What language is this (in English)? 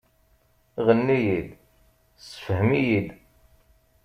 Kabyle